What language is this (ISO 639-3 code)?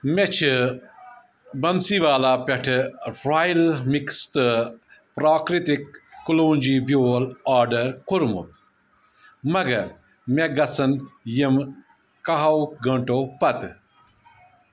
kas